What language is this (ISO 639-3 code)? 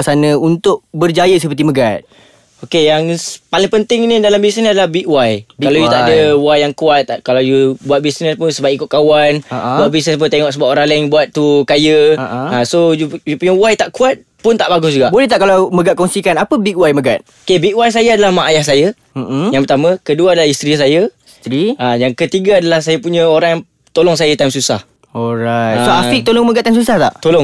msa